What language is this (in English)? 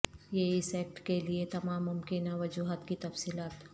Urdu